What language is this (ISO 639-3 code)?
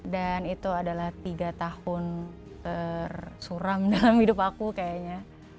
ind